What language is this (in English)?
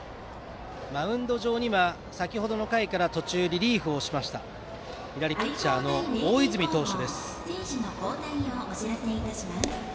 Japanese